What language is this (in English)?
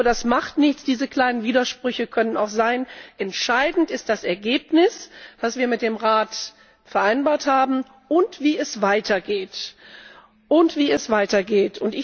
German